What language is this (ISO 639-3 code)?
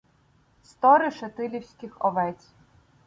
ukr